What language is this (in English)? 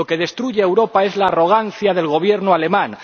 Spanish